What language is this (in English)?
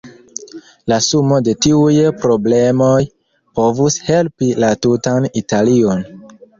Esperanto